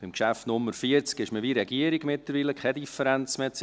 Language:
Swiss German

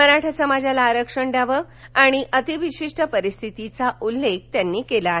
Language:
Marathi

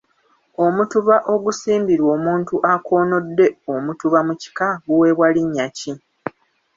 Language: Ganda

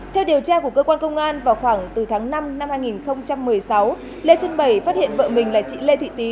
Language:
Vietnamese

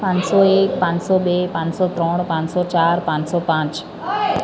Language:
Gujarati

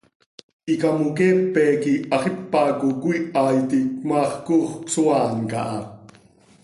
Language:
Seri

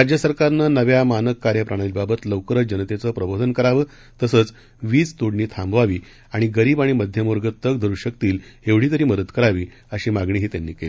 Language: Marathi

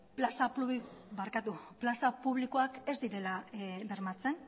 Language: Basque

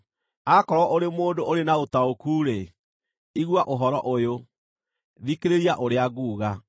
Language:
Kikuyu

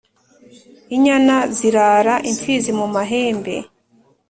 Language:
Kinyarwanda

